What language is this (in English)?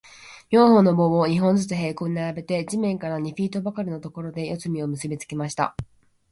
Japanese